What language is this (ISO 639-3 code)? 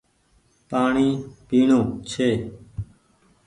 gig